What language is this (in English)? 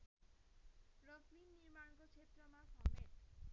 Nepali